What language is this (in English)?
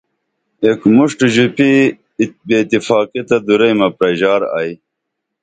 Dameli